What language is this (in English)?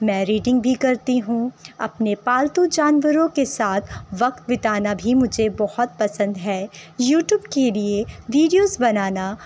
Urdu